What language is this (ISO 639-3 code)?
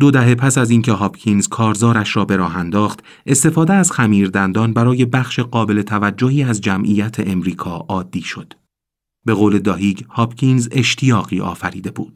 fas